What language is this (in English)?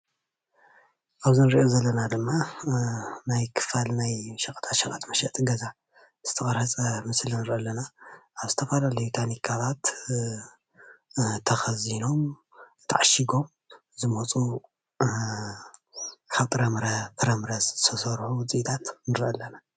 Tigrinya